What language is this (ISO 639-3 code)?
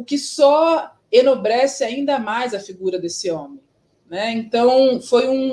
por